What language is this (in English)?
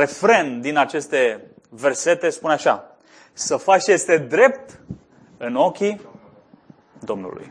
Romanian